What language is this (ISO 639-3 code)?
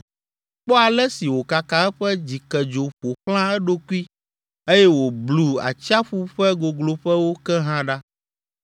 ewe